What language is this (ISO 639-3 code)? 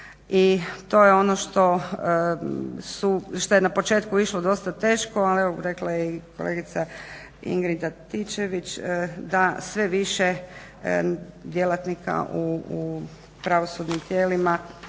hrv